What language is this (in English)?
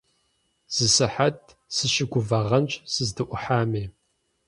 Kabardian